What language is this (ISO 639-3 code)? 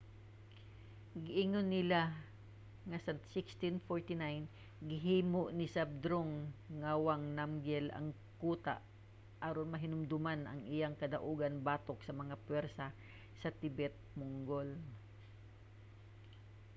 ceb